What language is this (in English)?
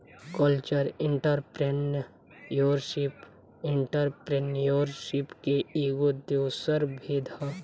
Bhojpuri